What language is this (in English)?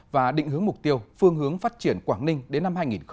Vietnamese